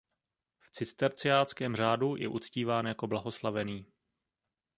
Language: Czech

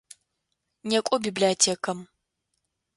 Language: Adyghe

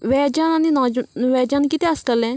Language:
Konkani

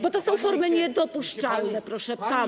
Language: Polish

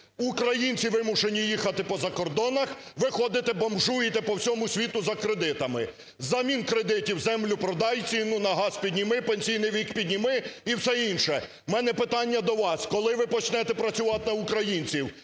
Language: Ukrainian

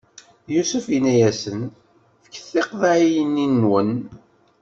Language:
Kabyle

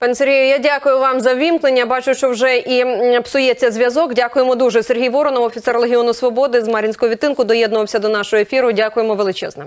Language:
Ukrainian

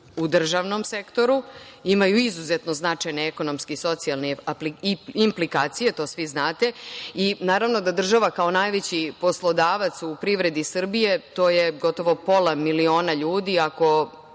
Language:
Serbian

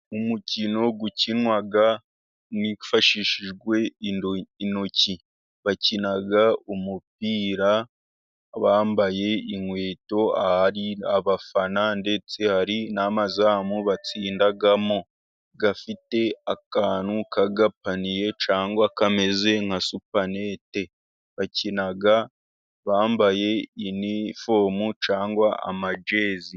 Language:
Kinyarwanda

